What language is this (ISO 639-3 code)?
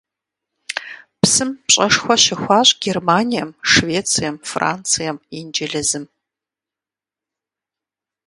kbd